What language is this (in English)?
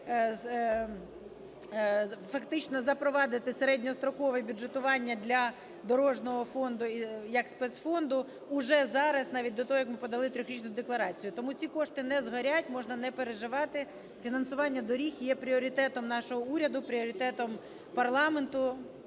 Ukrainian